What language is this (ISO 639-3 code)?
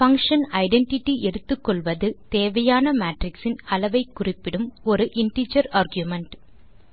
tam